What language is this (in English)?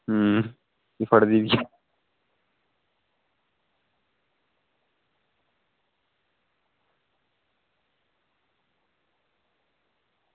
Dogri